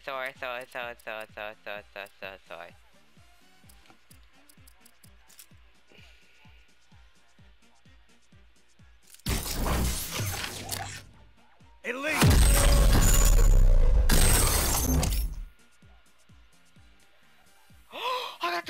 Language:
English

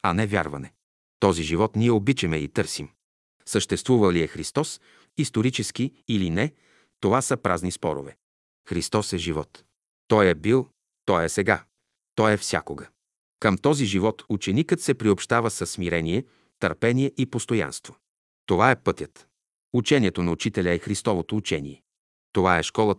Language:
Bulgarian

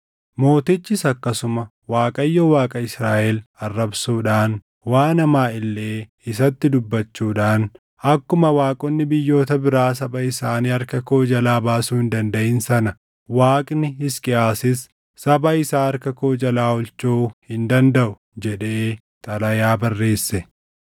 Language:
Oromo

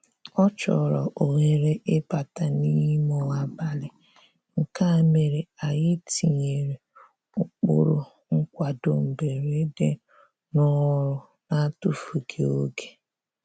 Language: Igbo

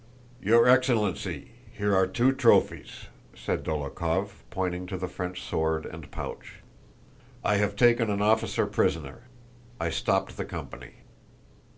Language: English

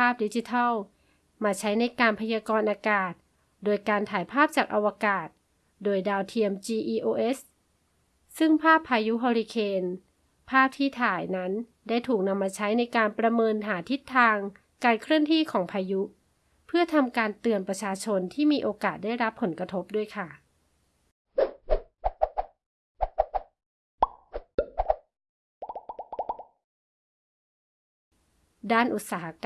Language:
Thai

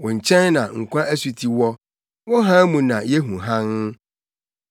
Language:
Akan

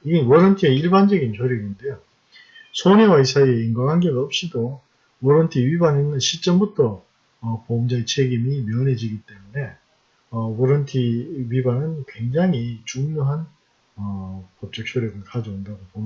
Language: Korean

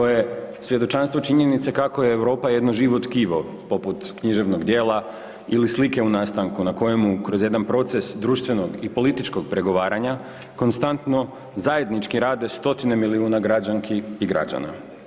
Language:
Croatian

